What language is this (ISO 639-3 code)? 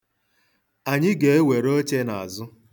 ibo